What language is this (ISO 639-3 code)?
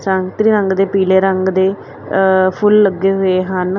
pan